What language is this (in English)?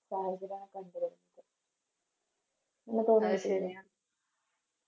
Malayalam